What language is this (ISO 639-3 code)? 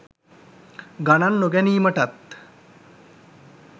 sin